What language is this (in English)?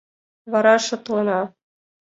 Mari